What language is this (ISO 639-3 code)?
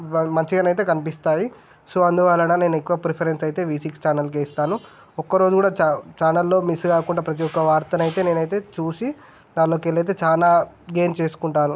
tel